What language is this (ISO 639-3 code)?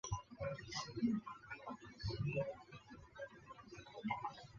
zho